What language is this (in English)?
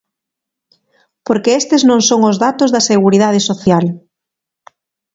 Galician